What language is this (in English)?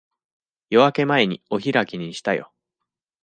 Japanese